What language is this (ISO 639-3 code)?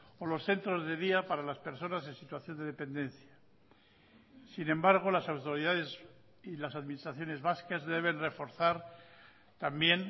spa